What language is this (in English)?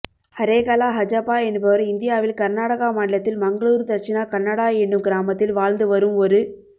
Tamil